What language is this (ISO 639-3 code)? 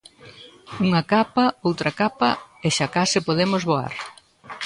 glg